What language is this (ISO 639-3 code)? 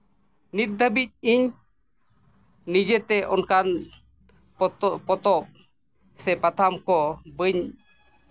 sat